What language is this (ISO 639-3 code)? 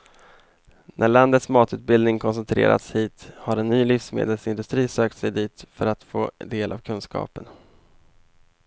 swe